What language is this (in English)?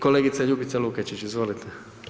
Croatian